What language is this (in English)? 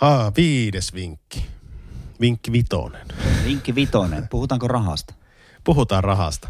Finnish